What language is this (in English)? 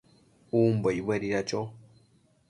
Matsés